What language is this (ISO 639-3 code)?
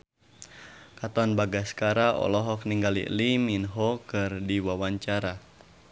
sun